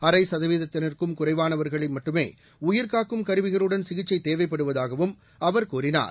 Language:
Tamil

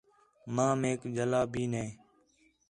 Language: Khetrani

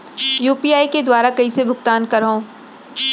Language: Chhattisgarhi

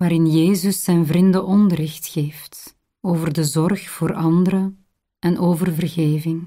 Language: Dutch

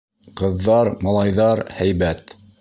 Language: Bashkir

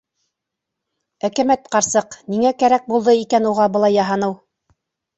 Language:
Bashkir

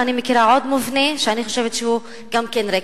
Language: Hebrew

